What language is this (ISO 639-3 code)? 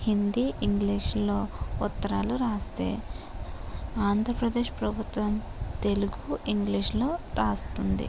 tel